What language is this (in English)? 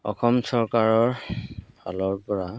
Assamese